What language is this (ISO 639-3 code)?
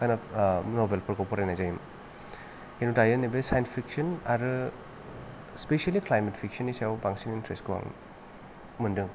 brx